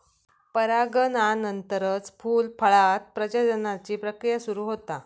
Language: Marathi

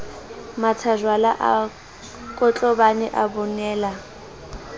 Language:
Southern Sotho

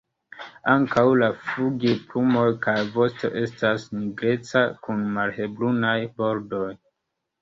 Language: Esperanto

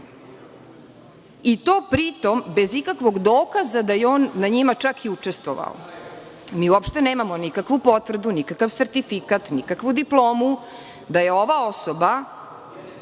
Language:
Serbian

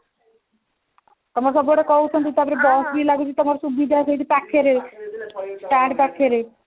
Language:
Odia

